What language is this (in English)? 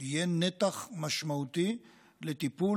Hebrew